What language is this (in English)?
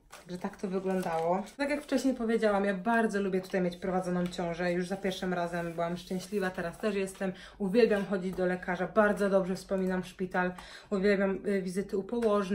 Polish